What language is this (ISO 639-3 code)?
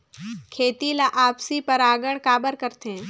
hne